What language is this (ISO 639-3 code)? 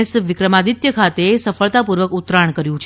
guj